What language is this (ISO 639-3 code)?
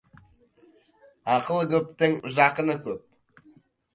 kaz